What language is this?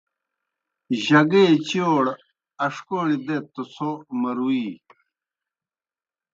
Kohistani Shina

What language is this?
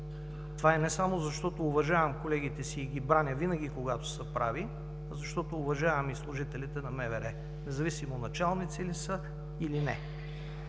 Bulgarian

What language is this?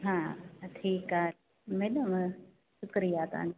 Sindhi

